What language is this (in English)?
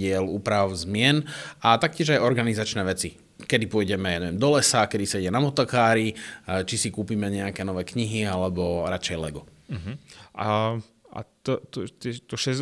Slovak